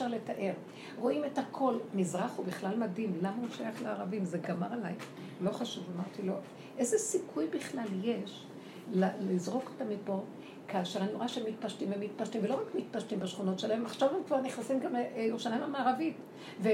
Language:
Hebrew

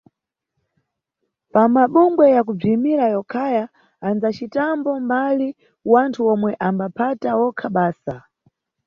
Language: Nyungwe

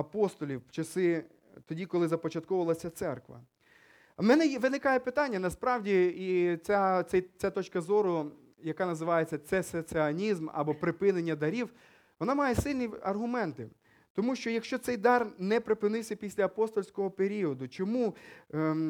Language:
Ukrainian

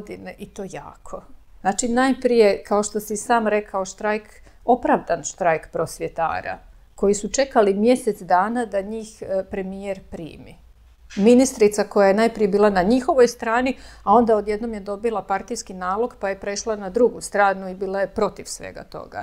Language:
Croatian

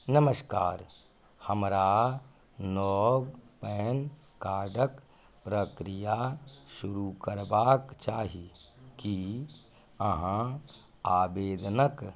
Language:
Maithili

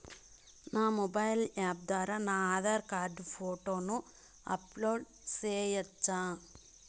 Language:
Telugu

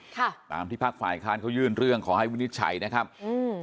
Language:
Thai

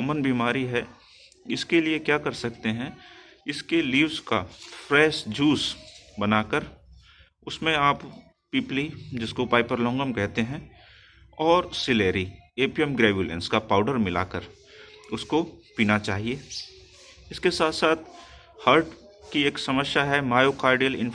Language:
Hindi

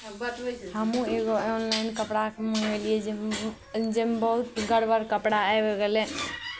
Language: Maithili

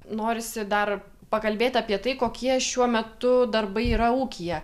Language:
Lithuanian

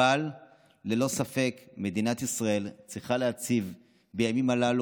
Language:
Hebrew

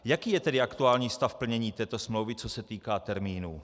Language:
Czech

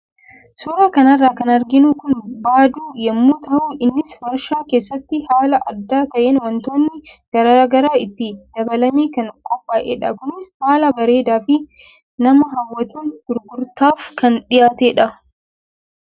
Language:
Oromo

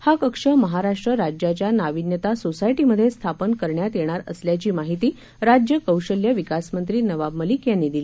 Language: Marathi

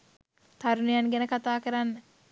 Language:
Sinhala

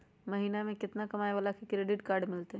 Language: Magahi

